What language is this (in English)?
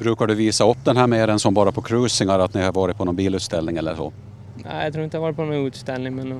Swedish